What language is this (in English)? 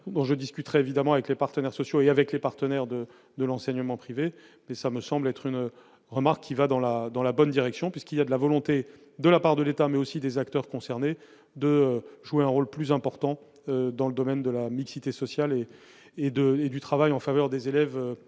French